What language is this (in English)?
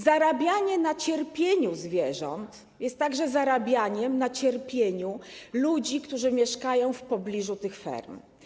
Polish